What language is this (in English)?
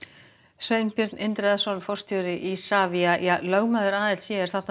Icelandic